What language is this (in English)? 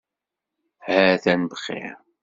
Kabyle